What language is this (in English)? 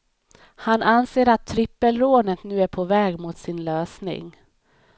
Swedish